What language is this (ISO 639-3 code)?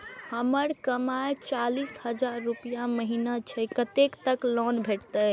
mai